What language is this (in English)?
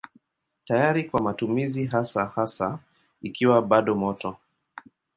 Swahili